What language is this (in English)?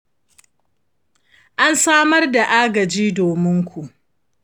Hausa